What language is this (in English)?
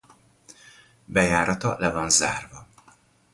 Hungarian